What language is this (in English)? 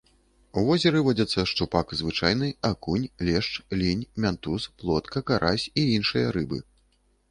Belarusian